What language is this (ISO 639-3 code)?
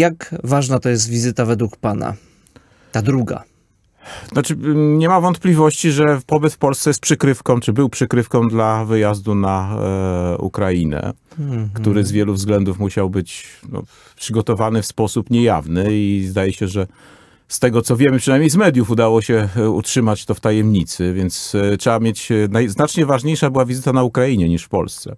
pol